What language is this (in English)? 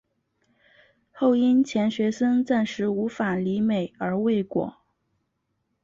Chinese